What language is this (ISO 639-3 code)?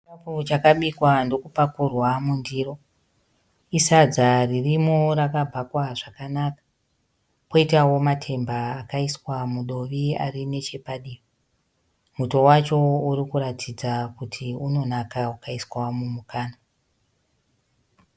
sna